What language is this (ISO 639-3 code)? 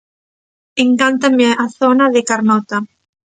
glg